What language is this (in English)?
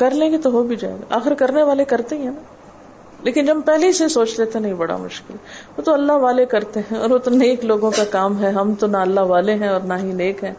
Urdu